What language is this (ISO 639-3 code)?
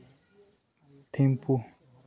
sat